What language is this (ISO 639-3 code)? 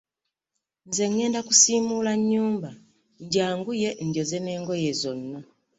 lug